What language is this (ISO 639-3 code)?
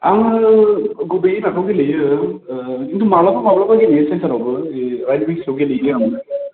brx